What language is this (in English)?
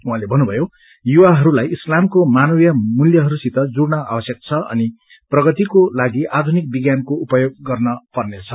Nepali